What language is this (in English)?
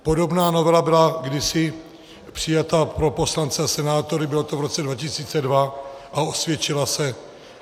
Czech